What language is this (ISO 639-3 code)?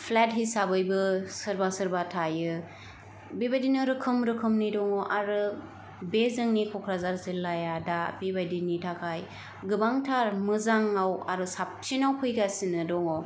brx